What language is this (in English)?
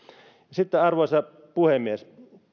Finnish